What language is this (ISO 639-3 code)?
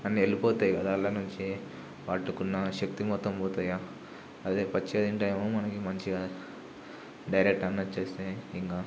tel